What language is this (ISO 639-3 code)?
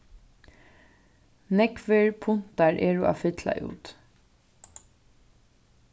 fao